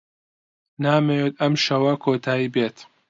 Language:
Central Kurdish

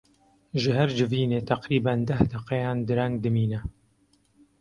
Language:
Kurdish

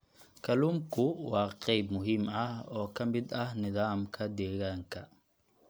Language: Somali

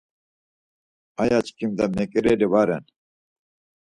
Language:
Laz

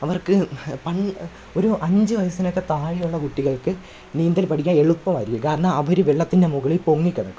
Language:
Malayalam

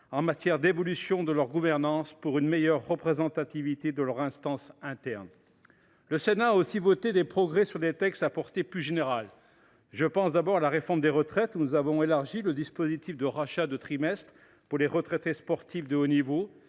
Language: French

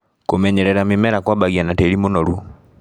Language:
Kikuyu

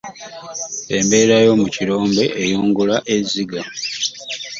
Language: Ganda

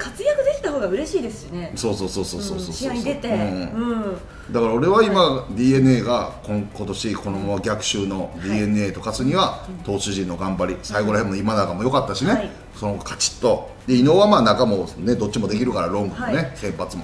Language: Japanese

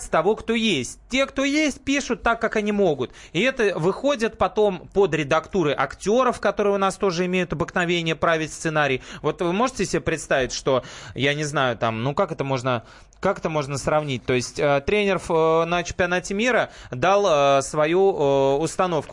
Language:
Russian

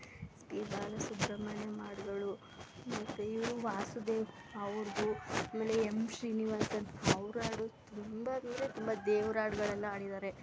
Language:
Kannada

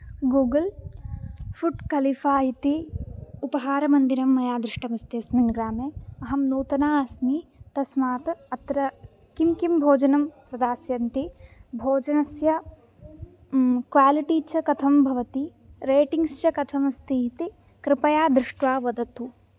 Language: Sanskrit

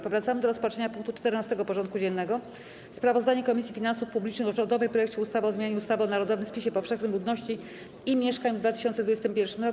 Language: Polish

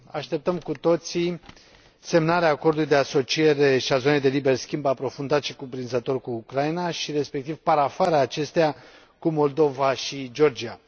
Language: Romanian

